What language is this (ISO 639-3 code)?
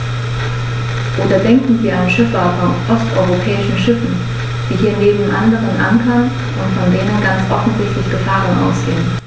deu